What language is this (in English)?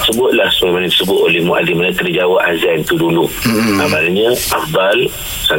Malay